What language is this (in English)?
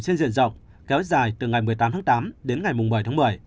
Vietnamese